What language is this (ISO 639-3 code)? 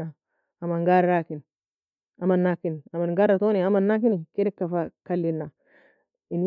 fia